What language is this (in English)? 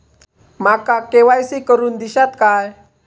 Marathi